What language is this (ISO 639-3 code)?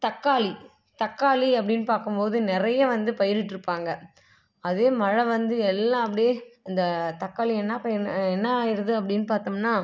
tam